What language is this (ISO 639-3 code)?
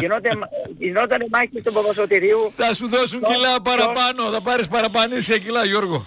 ell